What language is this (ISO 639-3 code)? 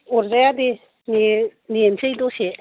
brx